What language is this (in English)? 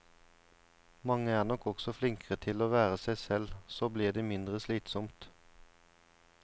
Norwegian